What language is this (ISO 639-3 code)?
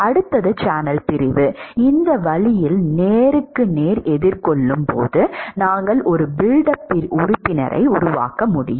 tam